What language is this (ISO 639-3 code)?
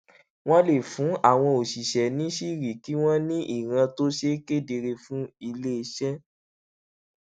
yor